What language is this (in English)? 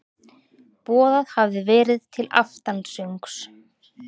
Icelandic